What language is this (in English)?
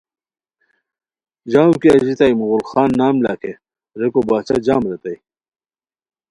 Khowar